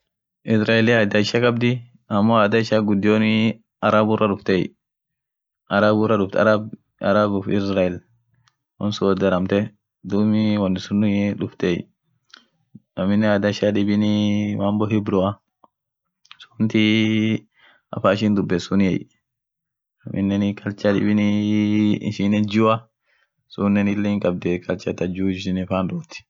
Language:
Orma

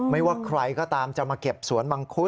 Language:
Thai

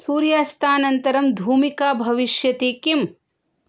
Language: Sanskrit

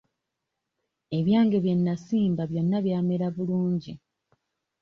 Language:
Ganda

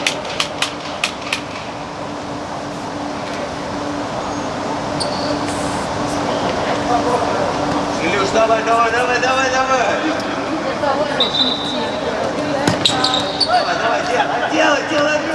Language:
Russian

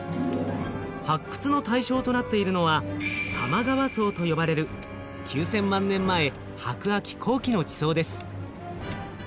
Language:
Japanese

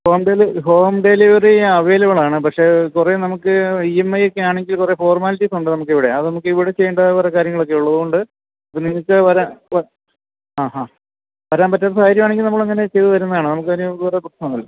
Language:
Malayalam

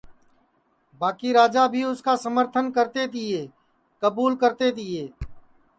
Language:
Sansi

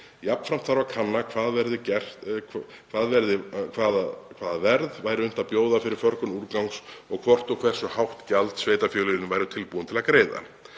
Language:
Icelandic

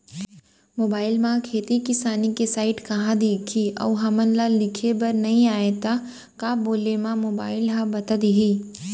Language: Chhattisgarhi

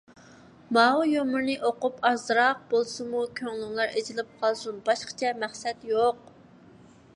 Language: Uyghur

